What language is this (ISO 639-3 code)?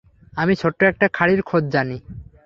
ben